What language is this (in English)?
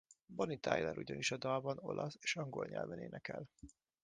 Hungarian